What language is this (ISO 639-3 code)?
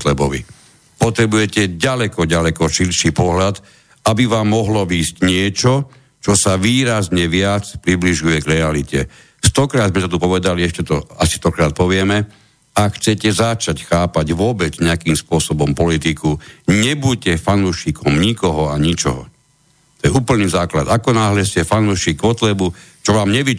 slk